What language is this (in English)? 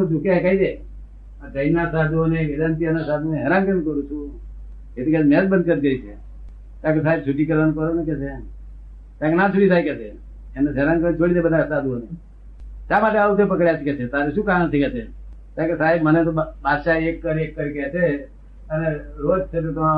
Gujarati